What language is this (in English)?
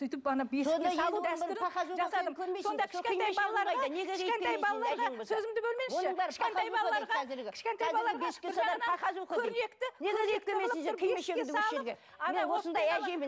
Kazakh